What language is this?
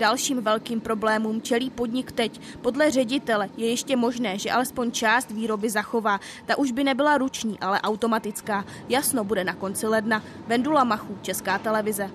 Czech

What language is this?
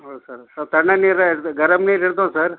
Kannada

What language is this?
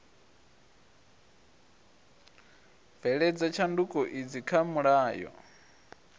Venda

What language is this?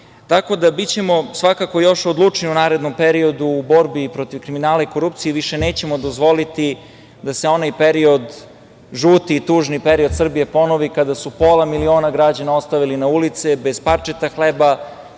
Serbian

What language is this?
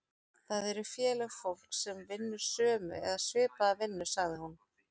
Icelandic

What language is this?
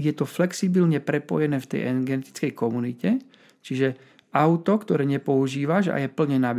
Slovak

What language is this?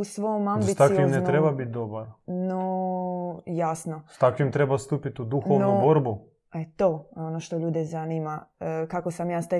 Croatian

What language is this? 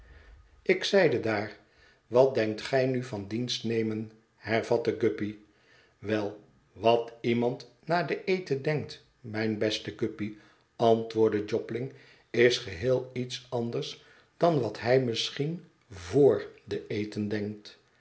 Dutch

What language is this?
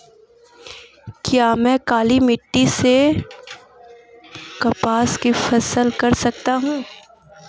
Hindi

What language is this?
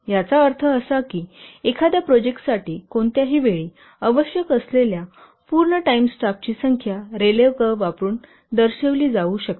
Marathi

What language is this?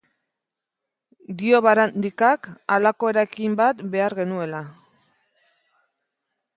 Basque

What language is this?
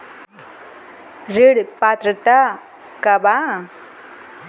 Bhojpuri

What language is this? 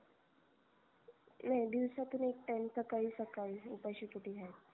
Marathi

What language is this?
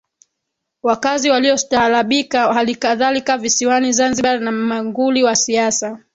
Swahili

